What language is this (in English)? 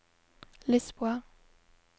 Norwegian